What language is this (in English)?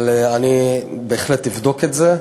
Hebrew